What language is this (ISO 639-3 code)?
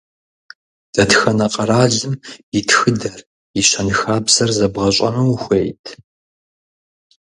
kbd